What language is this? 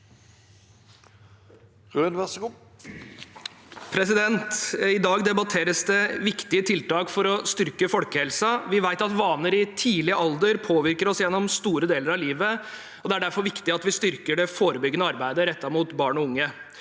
Norwegian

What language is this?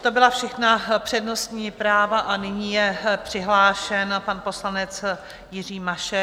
Czech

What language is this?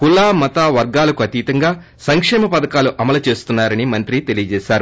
Telugu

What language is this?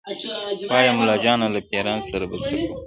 Pashto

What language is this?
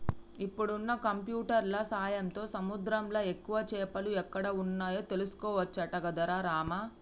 Telugu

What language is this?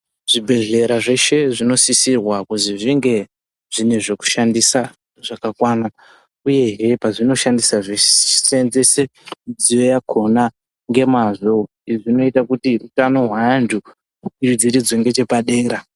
Ndau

